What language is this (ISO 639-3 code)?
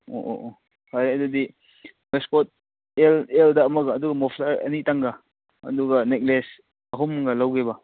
mni